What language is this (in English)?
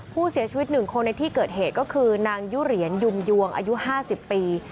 Thai